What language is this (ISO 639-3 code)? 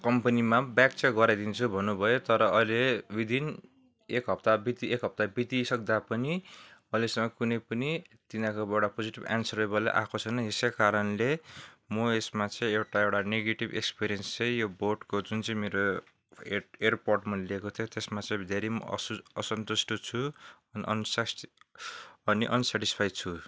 nep